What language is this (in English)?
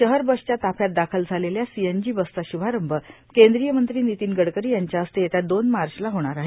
Marathi